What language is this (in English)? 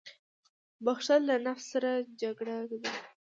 Pashto